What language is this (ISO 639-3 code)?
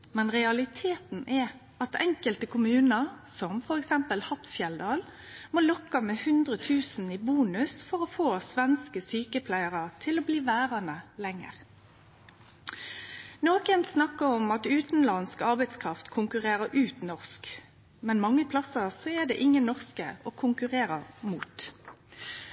nno